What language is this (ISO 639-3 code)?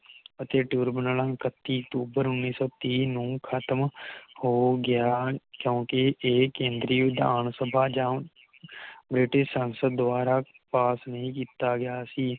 pan